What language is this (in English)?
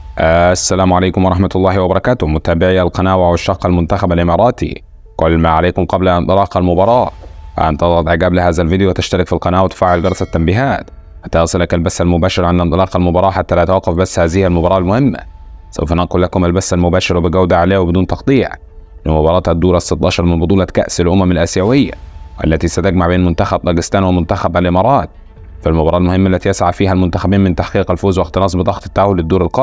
Arabic